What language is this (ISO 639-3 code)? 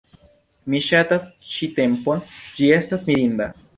epo